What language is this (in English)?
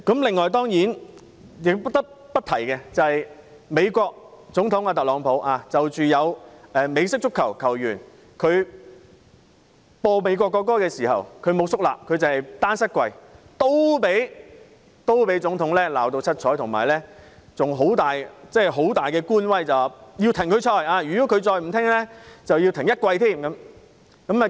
Cantonese